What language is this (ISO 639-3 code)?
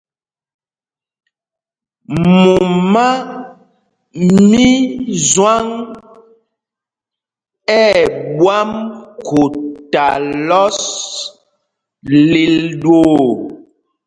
mgg